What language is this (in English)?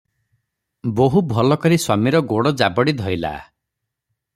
Odia